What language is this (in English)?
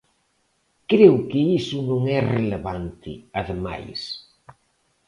Galician